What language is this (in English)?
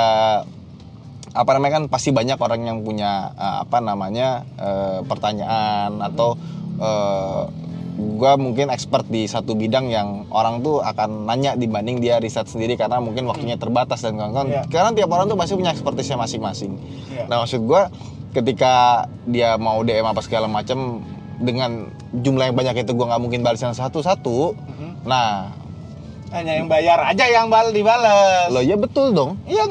Indonesian